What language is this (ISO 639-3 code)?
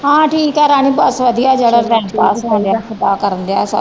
pan